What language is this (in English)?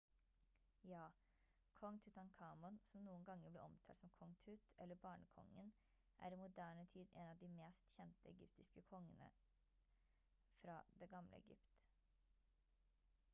Norwegian Bokmål